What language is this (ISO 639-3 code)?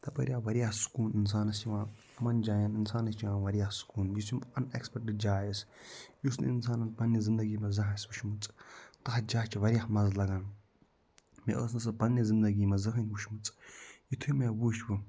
kas